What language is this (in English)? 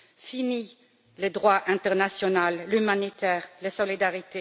French